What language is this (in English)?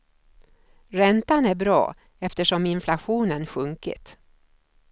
Swedish